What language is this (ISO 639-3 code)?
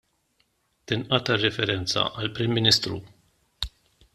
mlt